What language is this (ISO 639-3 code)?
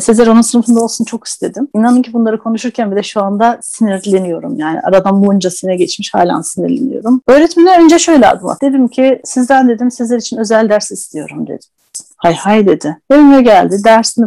tur